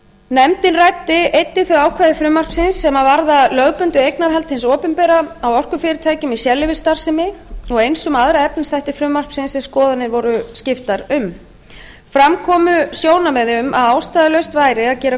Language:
Icelandic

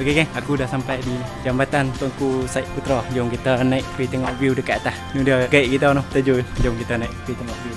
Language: Malay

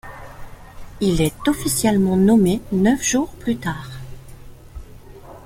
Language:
French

